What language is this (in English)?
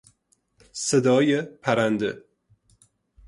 Persian